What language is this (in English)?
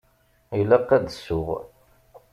Kabyle